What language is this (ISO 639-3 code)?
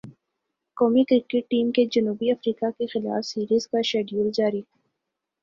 urd